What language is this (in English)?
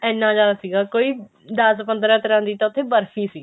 Punjabi